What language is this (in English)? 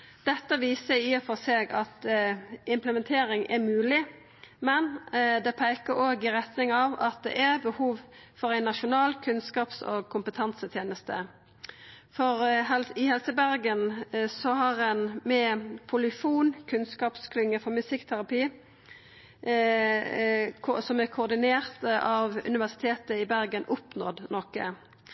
Norwegian Nynorsk